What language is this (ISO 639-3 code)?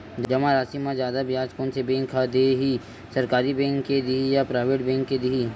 hne